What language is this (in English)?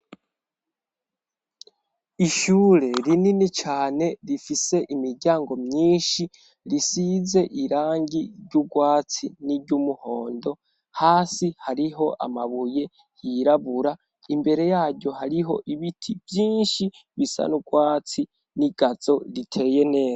Rundi